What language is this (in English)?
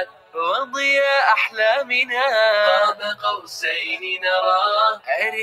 Arabic